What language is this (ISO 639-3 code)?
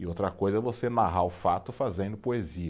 por